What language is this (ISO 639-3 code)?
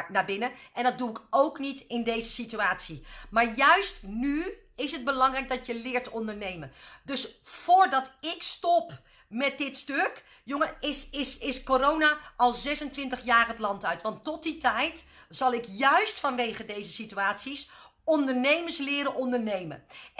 nld